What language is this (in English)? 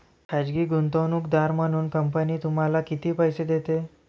Marathi